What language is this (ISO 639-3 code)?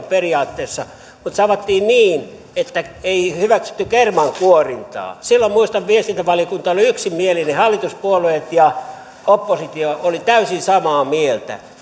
fin